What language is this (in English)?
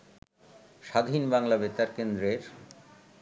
Bangla